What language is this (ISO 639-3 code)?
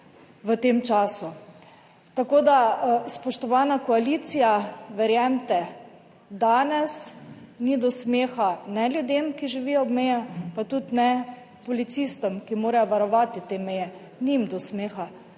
slv